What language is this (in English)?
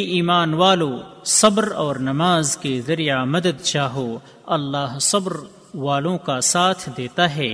Urdu